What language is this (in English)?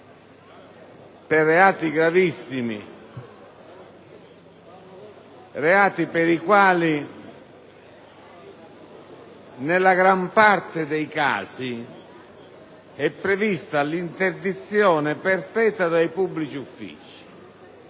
Italian